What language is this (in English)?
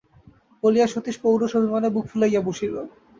Bangla